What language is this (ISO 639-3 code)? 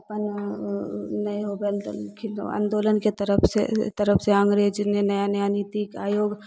mai